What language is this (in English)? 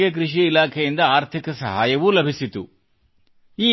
Kannada